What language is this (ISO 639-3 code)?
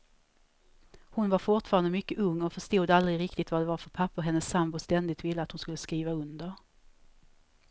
swe